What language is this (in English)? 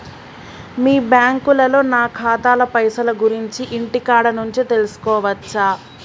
Telugu